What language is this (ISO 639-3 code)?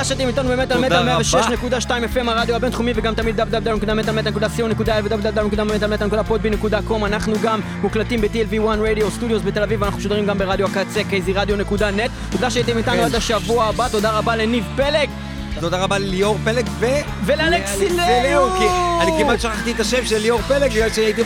heb